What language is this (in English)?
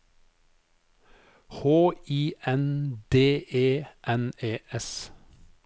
Norwegian